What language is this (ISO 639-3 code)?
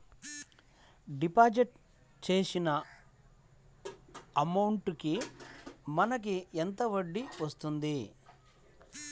tel